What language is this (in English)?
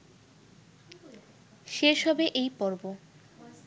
Bangla